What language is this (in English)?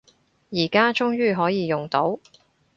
Cantonese